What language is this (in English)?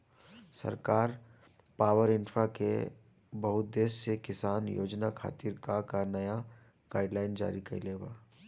Bhojpuri